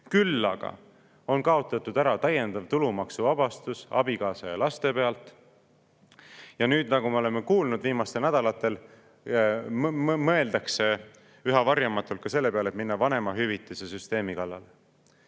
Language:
Estonian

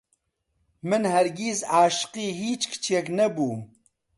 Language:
Central Kurdish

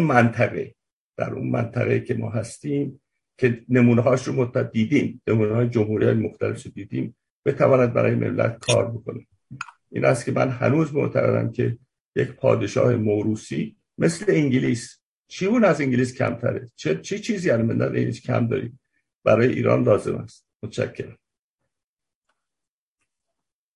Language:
Persian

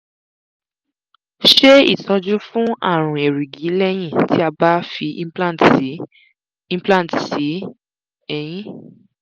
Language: Yoruba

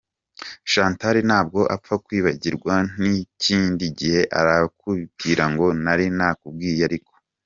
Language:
Kinyarwanda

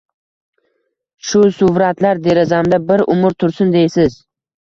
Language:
Uzbek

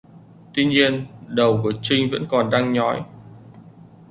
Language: Vietnamese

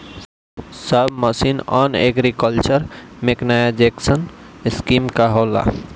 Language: Bhojpuri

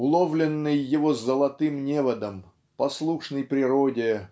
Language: Russian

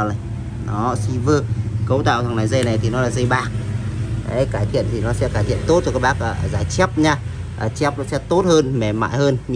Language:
Vietnamese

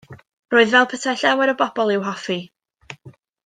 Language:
Welsh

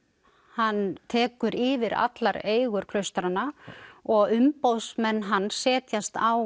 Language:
Icelandic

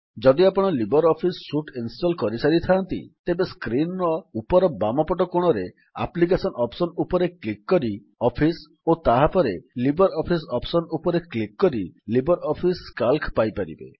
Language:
Odia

